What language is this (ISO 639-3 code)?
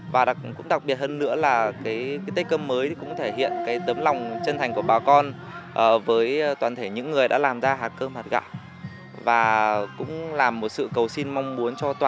vie